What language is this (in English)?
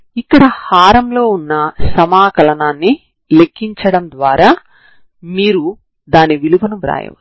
Telugu